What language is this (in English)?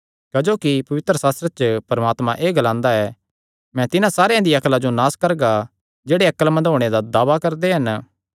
Kangri